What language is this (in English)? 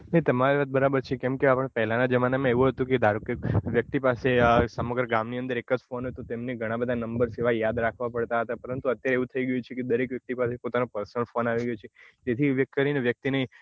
Gujarati